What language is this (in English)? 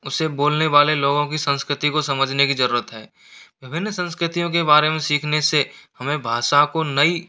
Hindi